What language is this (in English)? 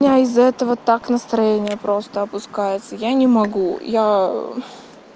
Russian